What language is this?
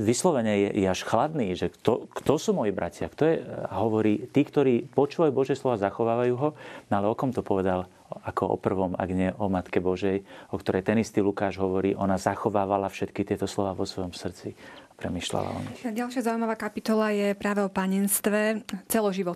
Slovak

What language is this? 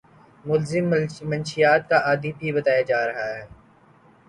Urdu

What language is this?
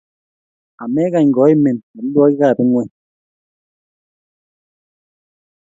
Kalenjin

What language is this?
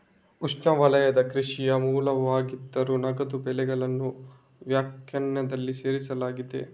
Kannada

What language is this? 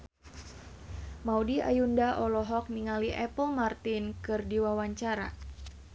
Sundanese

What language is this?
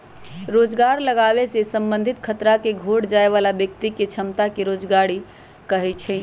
Magahi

